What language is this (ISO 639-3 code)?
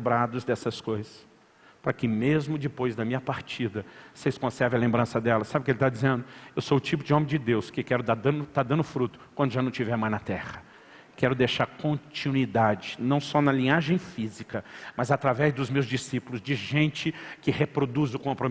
por